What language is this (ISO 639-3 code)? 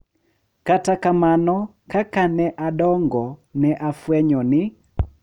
luo